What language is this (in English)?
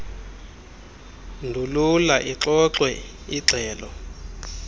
Xhosa